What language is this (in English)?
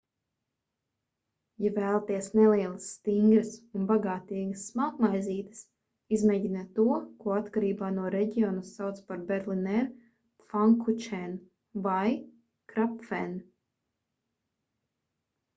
Latvian